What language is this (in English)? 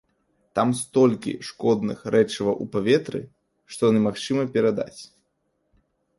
Belarusian